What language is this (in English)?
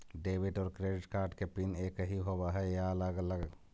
Magahi